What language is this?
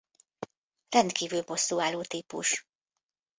Hungarian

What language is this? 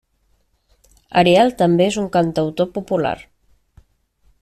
Catalan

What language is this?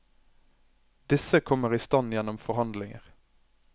Norwegian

